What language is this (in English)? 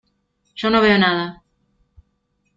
Spanish